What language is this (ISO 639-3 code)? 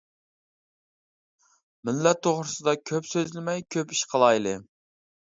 uig